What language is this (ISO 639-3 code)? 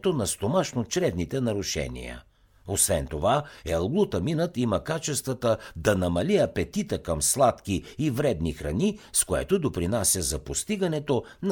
bul